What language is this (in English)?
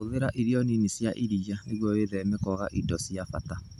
Kikuyu